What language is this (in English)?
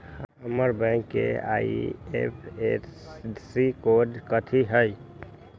Magahi